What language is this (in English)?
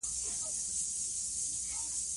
Pashto